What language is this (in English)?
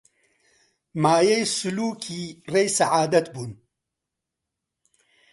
Central Kurdish